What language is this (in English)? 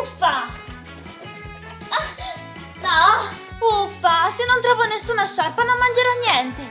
Italian